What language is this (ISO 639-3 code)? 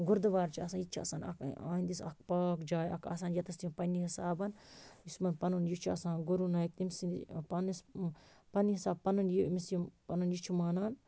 kas